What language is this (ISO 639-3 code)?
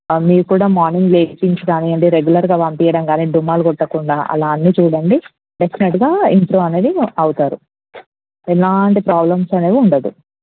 tel